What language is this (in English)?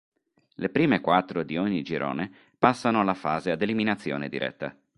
Italian